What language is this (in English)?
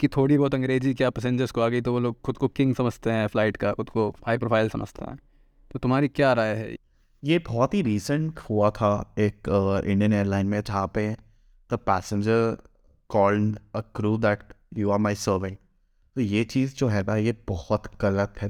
Hindi